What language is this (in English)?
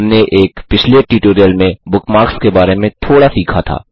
Hindi